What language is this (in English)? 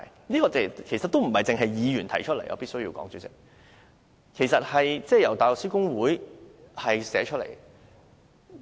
Cantonese